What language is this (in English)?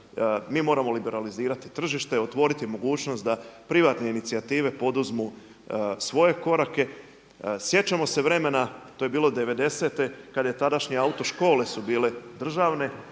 Croatian